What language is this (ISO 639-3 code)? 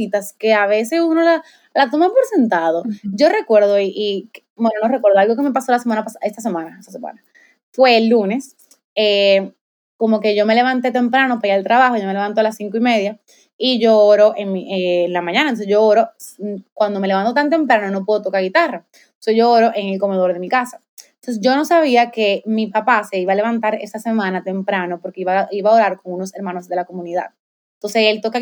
spa